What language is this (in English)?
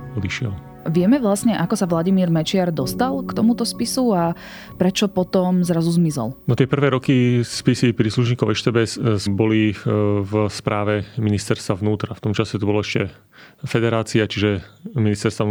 Slovak